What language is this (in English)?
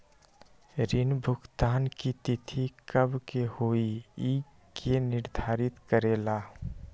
Magahi